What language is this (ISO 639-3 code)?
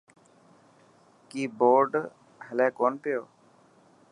mki